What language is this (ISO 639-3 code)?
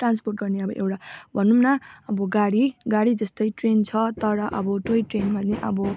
nep